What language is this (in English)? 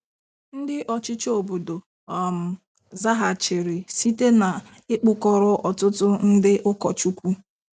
Igbo